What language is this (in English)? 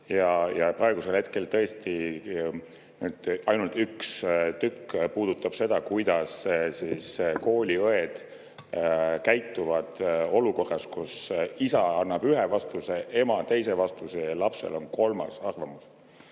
Estonian